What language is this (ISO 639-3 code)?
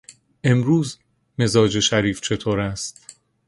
fas